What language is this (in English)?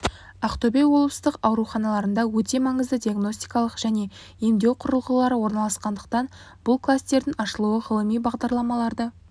Kazakh